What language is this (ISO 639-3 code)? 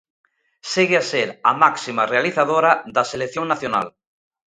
glg